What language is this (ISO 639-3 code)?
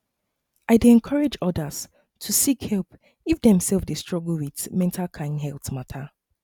pcm